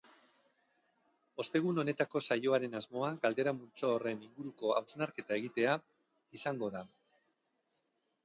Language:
Basque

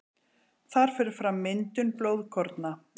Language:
Icelandic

